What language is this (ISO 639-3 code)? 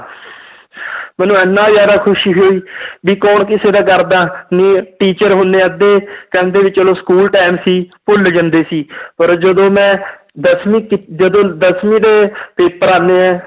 pan